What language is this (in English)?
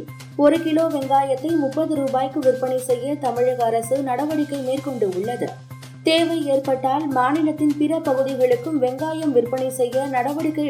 Tamil